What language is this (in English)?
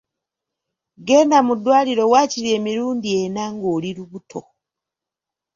Ganda